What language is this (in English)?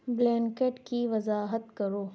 Urdu